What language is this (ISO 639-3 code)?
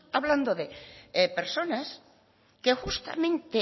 spa